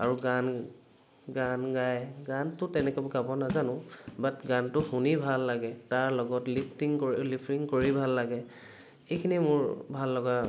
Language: Assamese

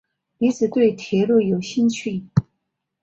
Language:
Chinese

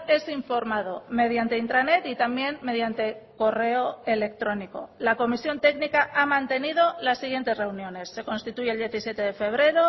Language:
Spanish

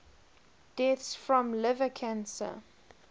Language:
English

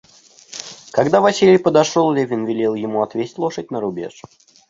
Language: Russian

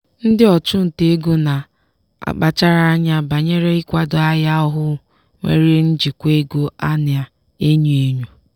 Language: Igbo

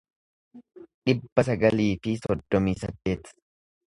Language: Oromo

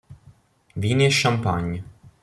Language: Italian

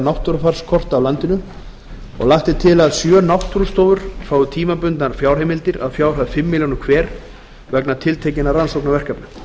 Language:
Icelandic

